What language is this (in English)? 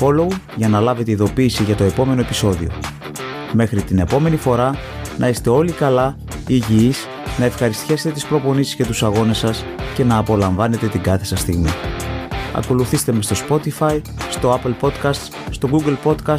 Greek